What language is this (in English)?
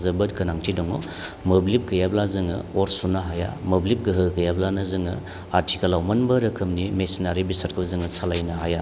Bodo